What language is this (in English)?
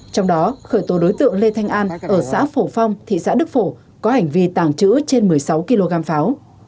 Vietnamese